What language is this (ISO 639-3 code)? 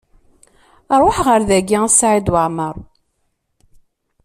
kab